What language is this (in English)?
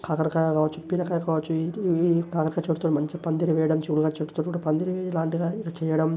Telugu